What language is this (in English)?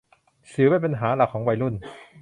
Thai